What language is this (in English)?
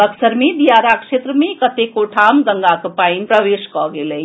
Maithili